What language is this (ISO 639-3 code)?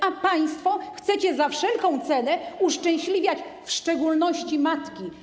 pol